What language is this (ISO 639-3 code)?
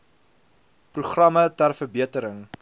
afr